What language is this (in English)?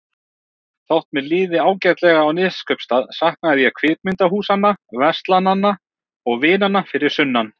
Icelandic